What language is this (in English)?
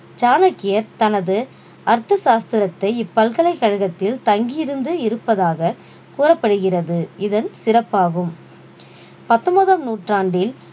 Tamil